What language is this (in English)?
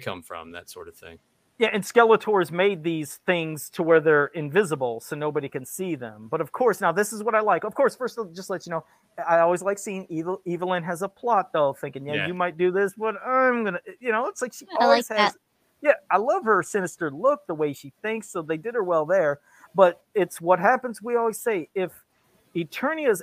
English